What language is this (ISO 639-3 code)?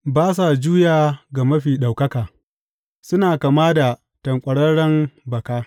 hau